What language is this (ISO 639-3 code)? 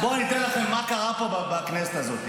heb